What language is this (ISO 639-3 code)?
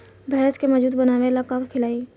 bho